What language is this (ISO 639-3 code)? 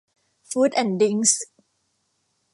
tha